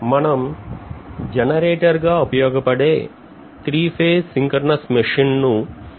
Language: Telugu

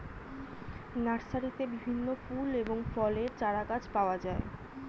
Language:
Bangla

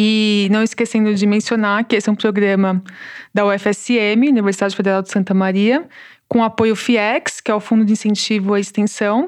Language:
Portuguese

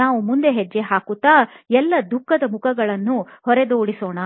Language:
Kannada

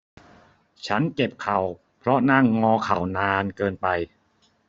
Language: Thai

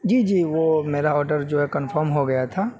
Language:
Urdu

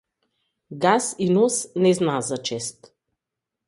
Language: Macedonian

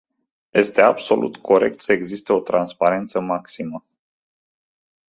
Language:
Romanian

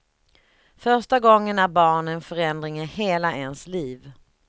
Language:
Swedish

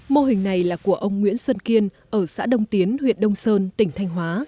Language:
Vietnamese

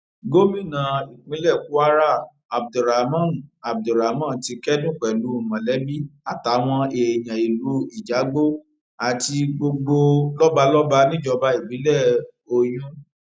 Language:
Yoruba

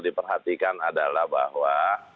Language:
Indonesian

